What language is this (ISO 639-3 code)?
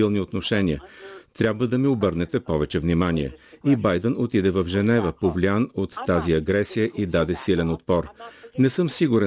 bul